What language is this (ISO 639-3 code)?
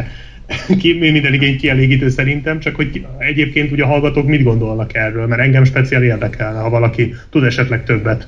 hun